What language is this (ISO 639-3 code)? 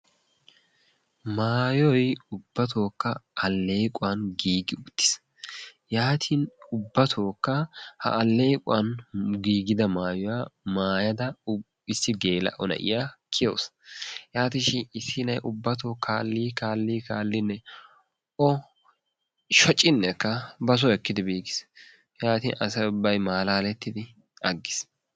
wal